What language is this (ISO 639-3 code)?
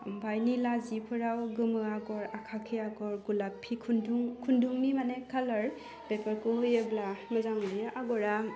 brx